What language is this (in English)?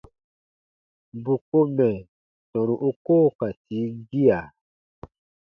Baatonum